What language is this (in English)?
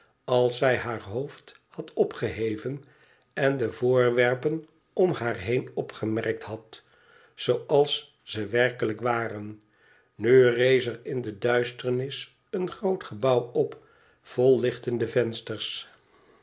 Dutch